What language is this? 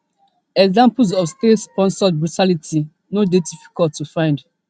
Nigerian Pidgin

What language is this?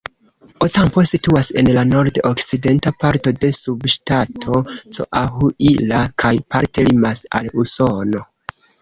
Esperanto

